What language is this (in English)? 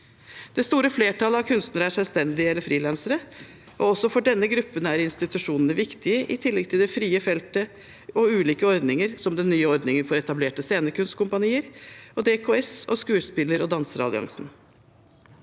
Norwegian